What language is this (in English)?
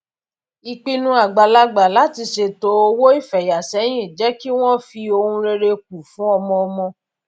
Yoruba